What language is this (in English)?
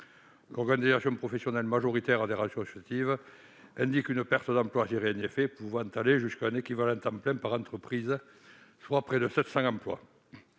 French